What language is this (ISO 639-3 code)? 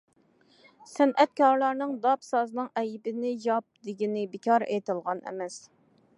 uig